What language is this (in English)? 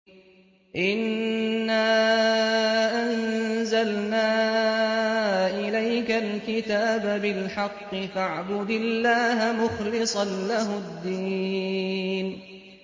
Arabic